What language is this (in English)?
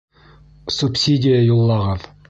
Bashkir